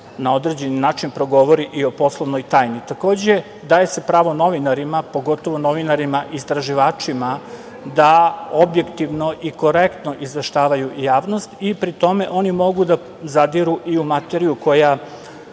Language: Serbian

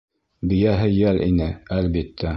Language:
Bashkir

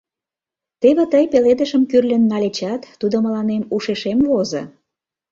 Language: Mari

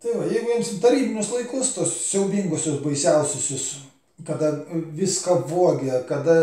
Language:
Lithuanian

